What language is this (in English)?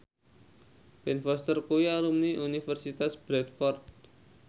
Javanese